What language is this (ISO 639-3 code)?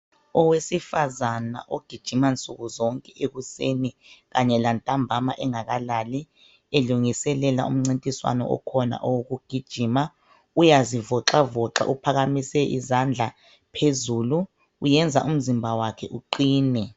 nde